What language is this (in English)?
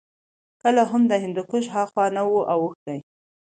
Pashto